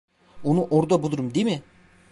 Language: Turkish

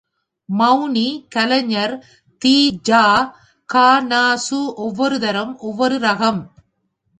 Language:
Tamil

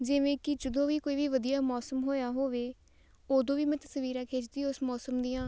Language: Punjabi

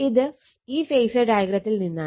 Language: Malayalam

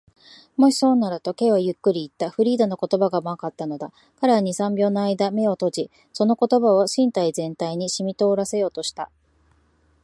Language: Japanese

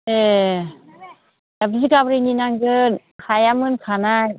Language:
Bodo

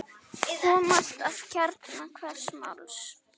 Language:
Icelandic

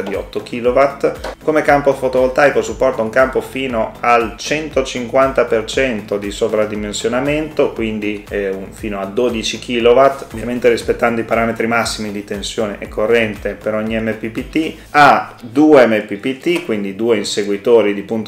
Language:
Italian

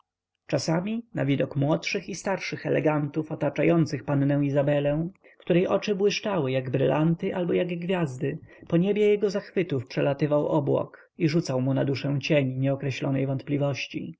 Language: Polish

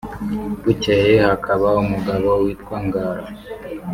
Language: Kinyarwanda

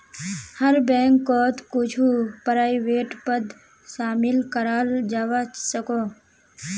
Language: Magahi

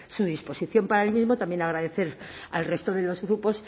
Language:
Spanish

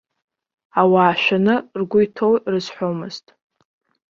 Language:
Abkhazian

